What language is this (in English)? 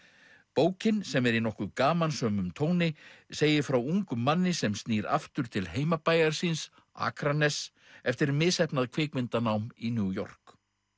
Icelandic